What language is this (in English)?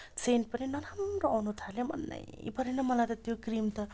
Nepali